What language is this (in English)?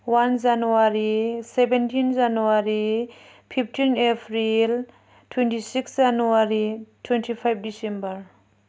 Bodo